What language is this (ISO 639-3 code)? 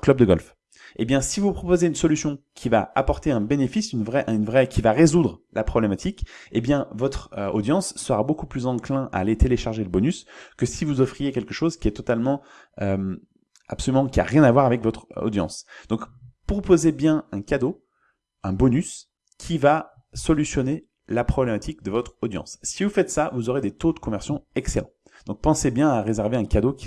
fra